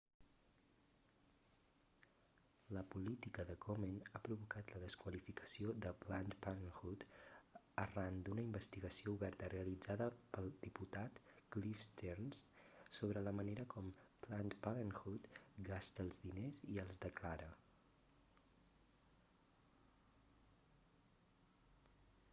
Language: Catalan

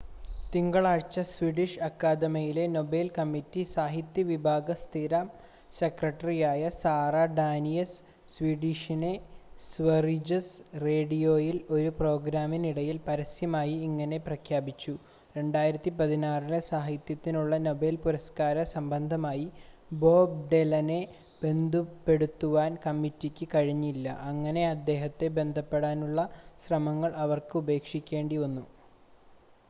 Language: Malayalam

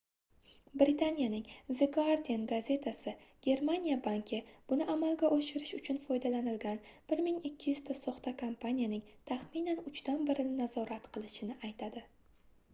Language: Uzbek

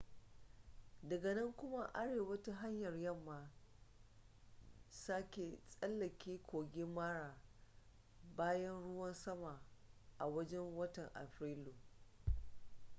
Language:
Hausa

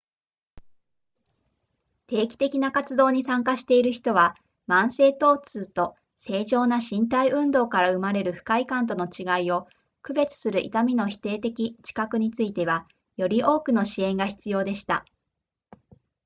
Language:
Japanese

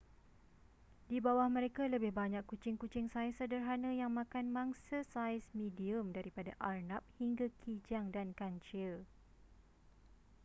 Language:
Malay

